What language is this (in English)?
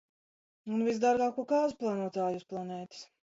Latvian